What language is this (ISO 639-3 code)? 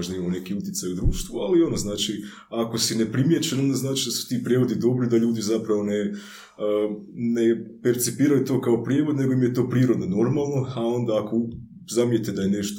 hrv